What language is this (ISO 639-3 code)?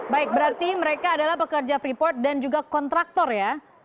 ind